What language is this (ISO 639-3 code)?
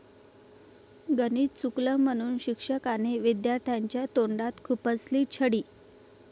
mar